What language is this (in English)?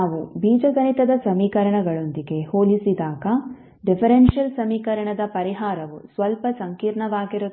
Kannada